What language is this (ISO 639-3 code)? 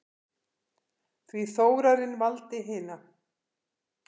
isl